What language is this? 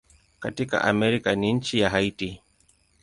Swahili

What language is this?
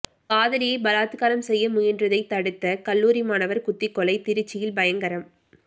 Tamil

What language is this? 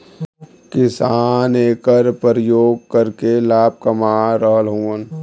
Bhojpuri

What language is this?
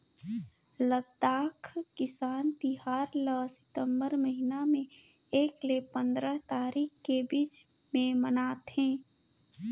Chhattisgarhi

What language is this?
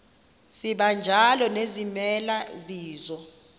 Xhosa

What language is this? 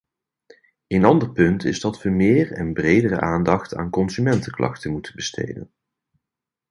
Dutch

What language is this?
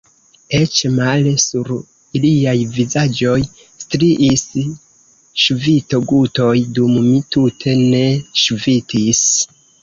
Esperanto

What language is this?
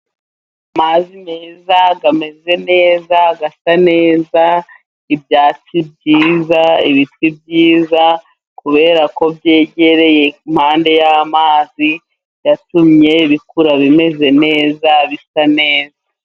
Kinyarwanda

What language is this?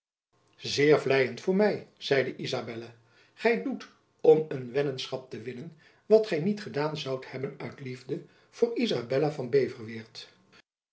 Dutch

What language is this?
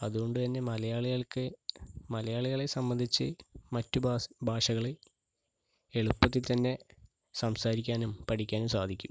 Malayalam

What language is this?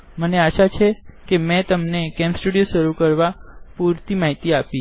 Gujarati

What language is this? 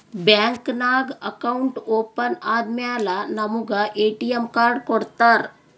Kannada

